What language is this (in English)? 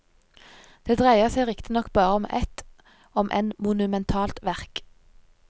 Norwegian